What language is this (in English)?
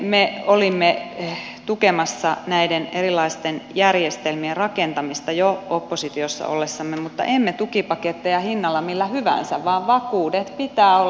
Finnish